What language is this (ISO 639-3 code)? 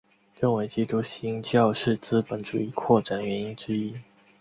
zho